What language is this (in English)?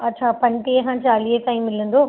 Sindhi